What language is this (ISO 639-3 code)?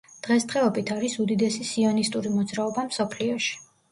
kat